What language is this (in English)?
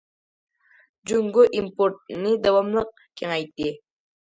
Uyghur